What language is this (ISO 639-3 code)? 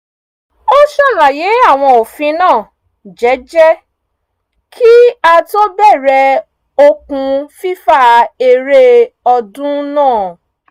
yor